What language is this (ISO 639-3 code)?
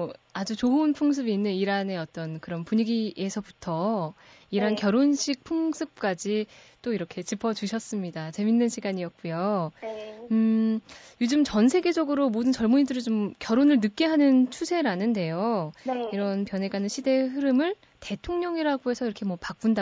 kor